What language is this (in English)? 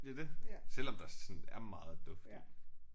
Danish